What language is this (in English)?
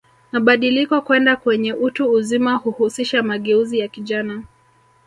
Swahili